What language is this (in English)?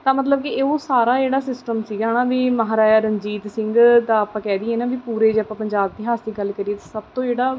Punjabi